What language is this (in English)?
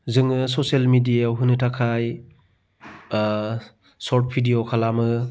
Bodo